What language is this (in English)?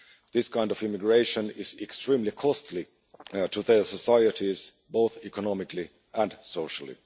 English